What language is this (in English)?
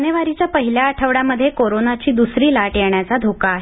Marathi